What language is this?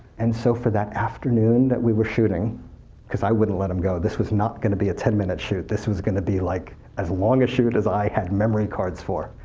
English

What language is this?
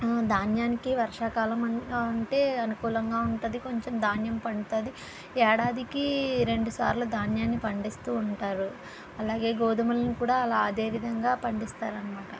Telugu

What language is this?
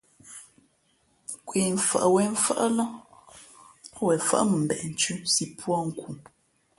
Fe'fe'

